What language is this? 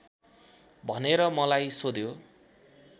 Nepali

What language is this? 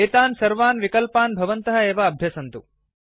Sanskrit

